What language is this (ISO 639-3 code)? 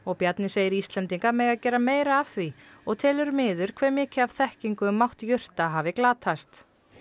isl